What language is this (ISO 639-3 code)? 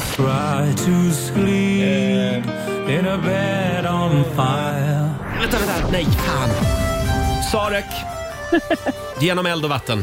swe